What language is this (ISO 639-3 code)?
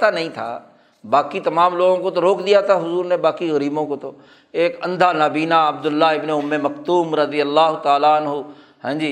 urd